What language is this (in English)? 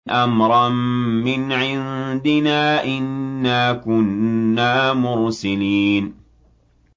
Arabic